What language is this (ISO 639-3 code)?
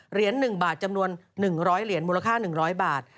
tha